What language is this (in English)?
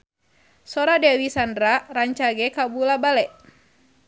Sundanese